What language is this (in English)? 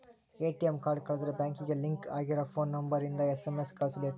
Kannada